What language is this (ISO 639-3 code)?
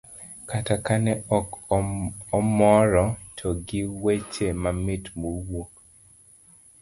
luo